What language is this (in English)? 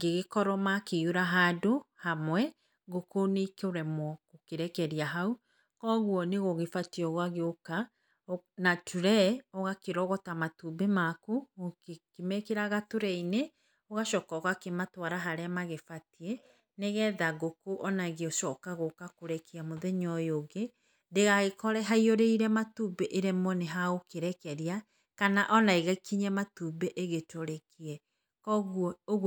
Kikuyu